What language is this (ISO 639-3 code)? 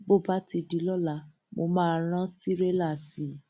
yor